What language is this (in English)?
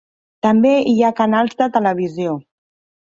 Catalan